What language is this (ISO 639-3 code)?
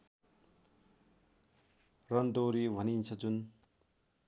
nep